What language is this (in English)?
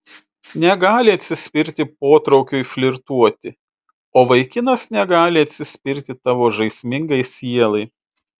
Lithuanian